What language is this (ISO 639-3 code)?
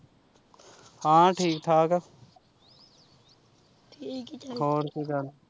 pan